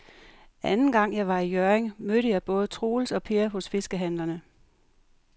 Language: Danish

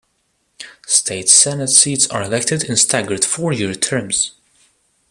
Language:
English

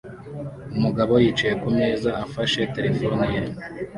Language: Kinyarwanda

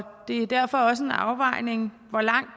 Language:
Danish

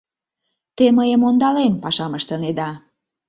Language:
Mari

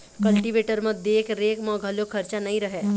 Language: Chhattisgarhi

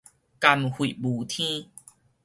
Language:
Min Nan Chinese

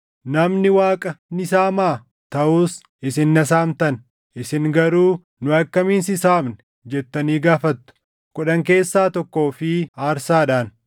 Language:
Oromo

